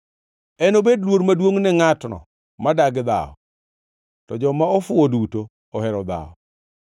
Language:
Luo (Kenya and Tanzania)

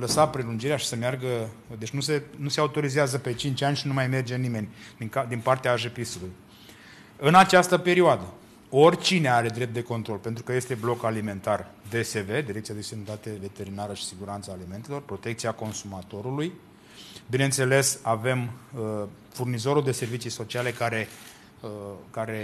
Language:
Romanian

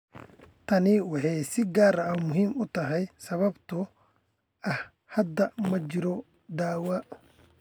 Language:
Somali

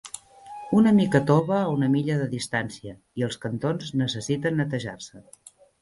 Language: Catalan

